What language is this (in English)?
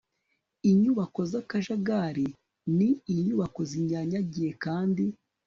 Kinyarwanda